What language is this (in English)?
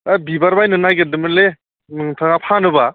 Bodo